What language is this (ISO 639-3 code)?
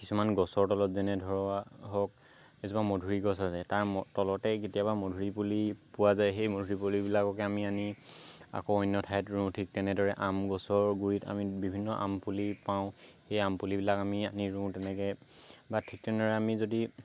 asm